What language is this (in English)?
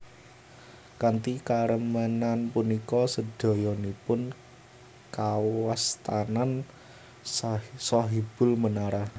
Javanese